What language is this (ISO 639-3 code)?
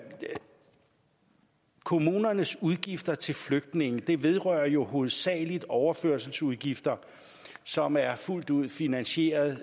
dan